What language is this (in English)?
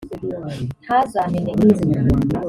Kinyarwanda